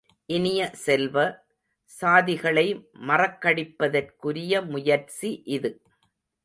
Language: Tamil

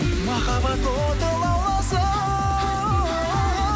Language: Kazakh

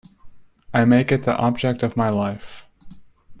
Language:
English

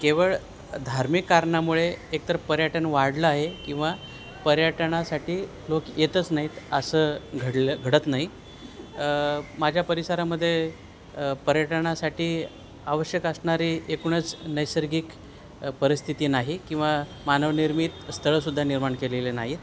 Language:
Marathi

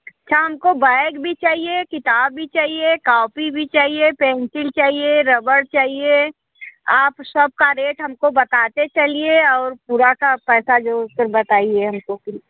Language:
Hindi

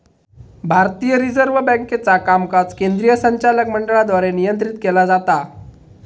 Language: Marathi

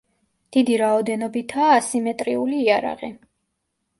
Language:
Georgian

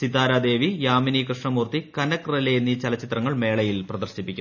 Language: Malayalam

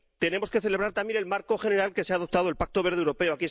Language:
Spanish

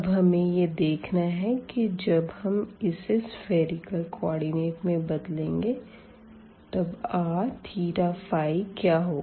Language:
Hindi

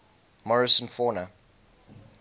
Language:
English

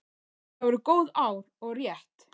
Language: Icelandic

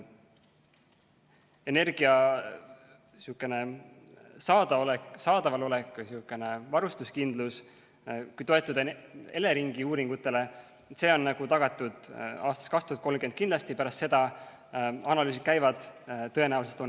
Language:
Estonian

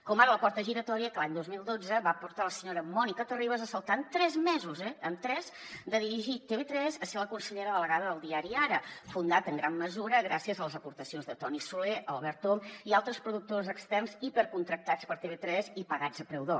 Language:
Catalan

